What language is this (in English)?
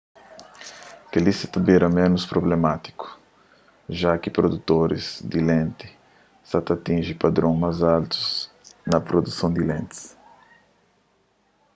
Kabuverdianu